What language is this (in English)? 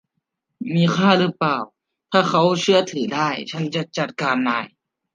Thai